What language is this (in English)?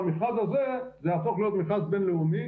Hebrew